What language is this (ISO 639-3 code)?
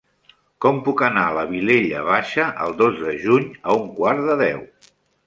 cat